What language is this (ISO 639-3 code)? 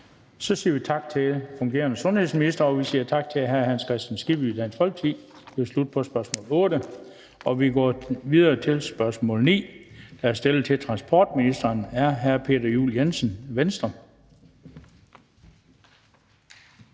dan